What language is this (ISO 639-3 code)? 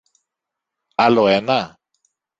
ell